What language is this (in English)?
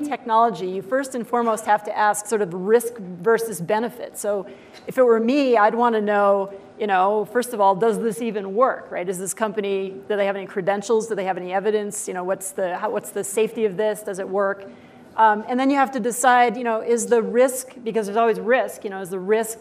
English